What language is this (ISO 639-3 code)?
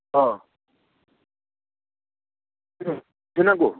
brx